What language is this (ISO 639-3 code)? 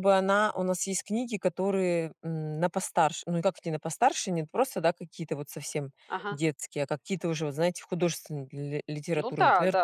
rus